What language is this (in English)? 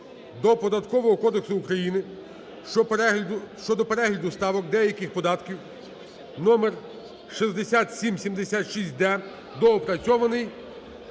Ukrainian